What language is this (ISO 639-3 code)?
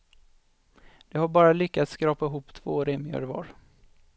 swe